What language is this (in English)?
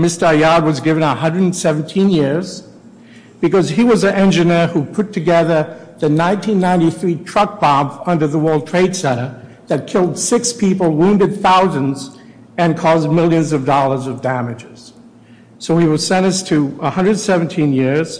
English